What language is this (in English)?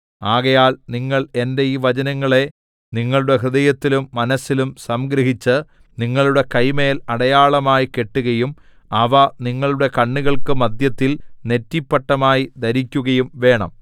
Malayalam